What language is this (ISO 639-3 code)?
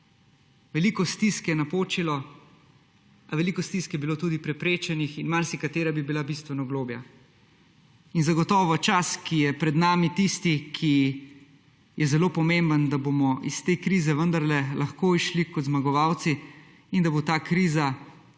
slv